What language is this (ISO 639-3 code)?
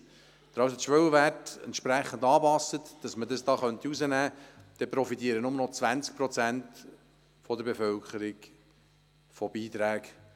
gsw